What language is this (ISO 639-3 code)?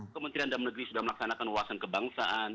ind